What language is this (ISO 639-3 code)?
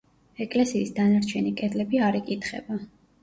kat